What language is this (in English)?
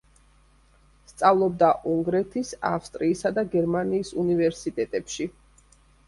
Georgian